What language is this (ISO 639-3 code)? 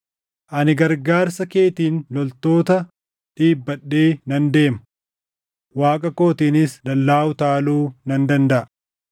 orm